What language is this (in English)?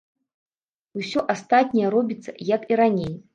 Belarusian